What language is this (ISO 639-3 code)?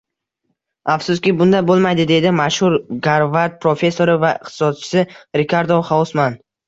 uzb